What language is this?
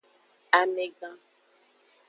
Aja (Benin)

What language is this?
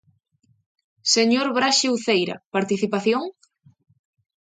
Galician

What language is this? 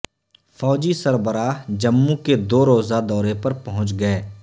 Urdu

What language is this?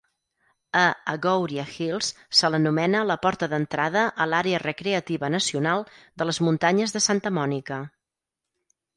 Catalan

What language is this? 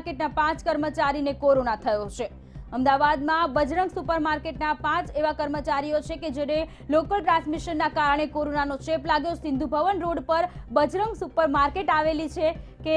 Hindi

